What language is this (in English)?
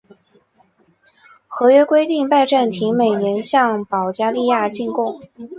Chinese